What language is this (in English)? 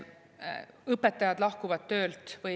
Estonian